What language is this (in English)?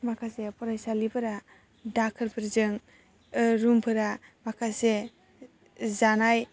Bodo